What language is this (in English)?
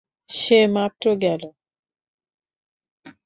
Bangla